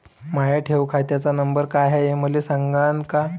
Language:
Marathi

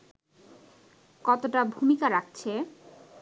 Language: Bangla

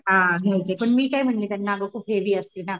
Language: Marathi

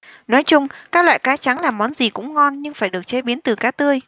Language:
Vietnamese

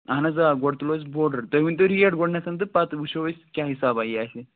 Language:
Kashmiri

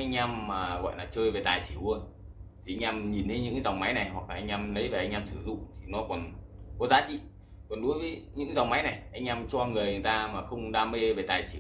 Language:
Vietnamese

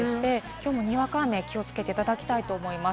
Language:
Japanese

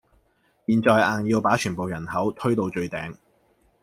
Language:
Cantonese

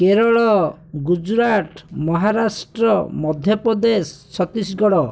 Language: Odia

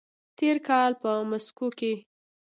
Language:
Pashto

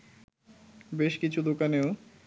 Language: Bangla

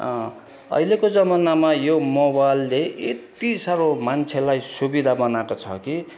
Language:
Nepali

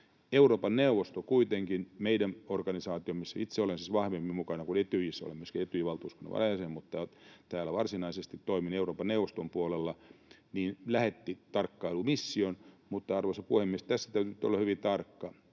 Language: Finnish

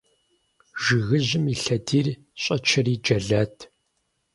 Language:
Kabardian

